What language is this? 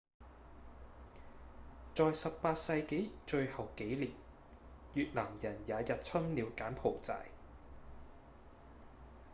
Cantonese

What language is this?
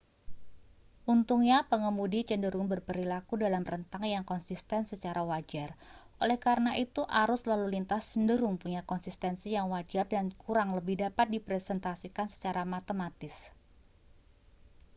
Indonesian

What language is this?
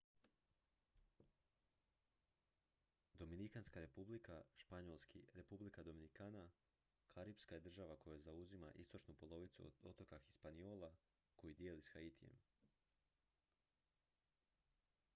Croatian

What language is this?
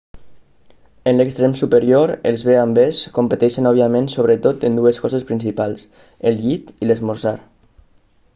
Catalan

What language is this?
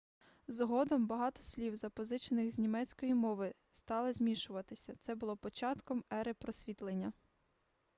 Ukrainian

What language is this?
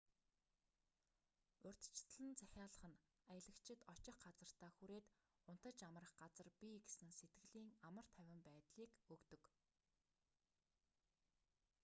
Mongolian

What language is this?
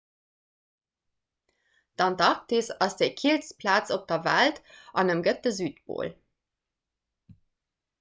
Luxembourgish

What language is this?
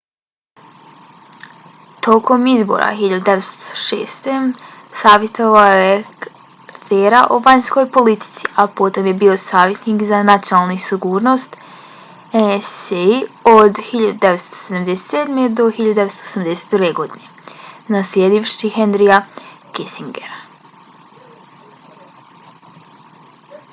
Bosnian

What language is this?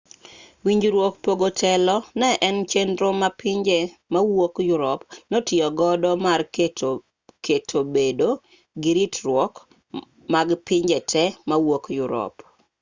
Luo (Kenya and Tanzania)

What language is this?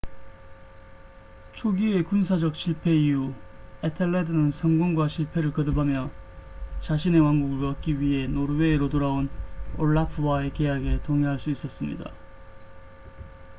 Korean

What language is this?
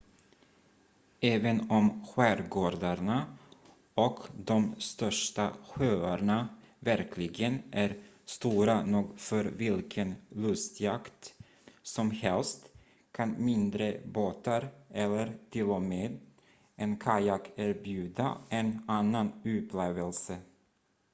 Swedish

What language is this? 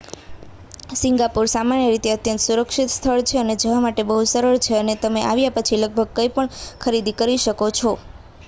Gujarati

